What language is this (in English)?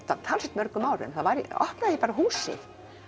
Icelandic